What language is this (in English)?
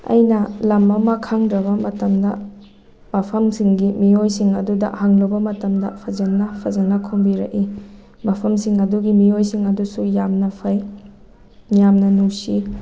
Manipuri